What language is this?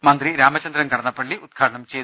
Malayalam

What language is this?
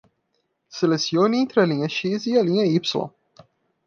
Portuguese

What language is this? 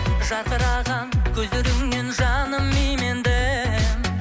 Kazakh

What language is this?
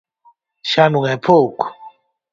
Galician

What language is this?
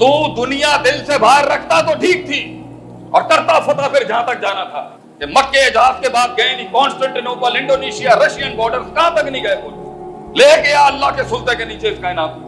Urdu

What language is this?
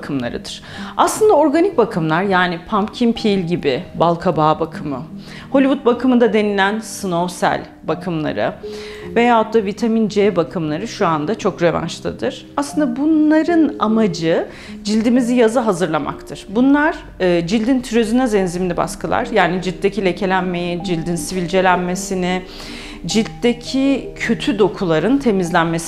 Turkish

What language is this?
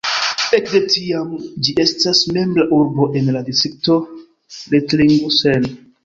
Esperanto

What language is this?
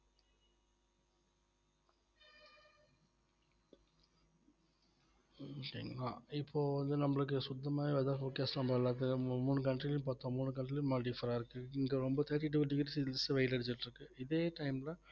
Tamil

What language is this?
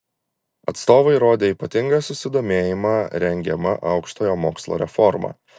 Lithuanian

